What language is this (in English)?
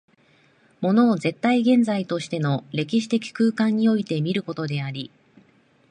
Japanese